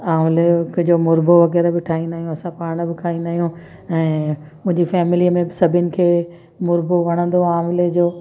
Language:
Sindhi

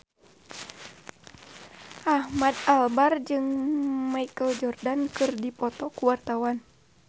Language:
Sundanese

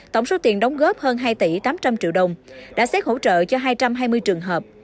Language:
Vietnamese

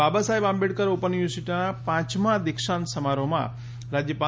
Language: Gujarati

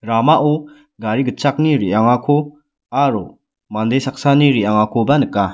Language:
Garo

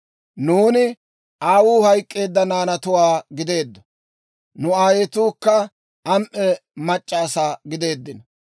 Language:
Dawro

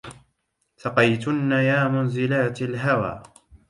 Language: Arabic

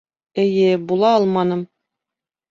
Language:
Bashkir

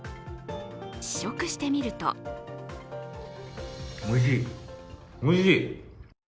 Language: Japanese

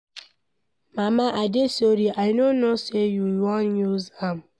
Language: Nigerian Pidgin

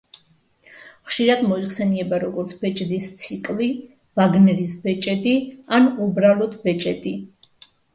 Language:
Georgian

